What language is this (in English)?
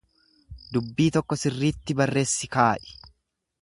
Oromo